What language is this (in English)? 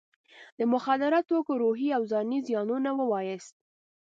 Pashto